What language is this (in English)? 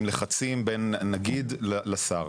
Hebrew